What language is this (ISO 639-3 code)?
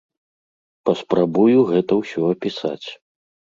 bel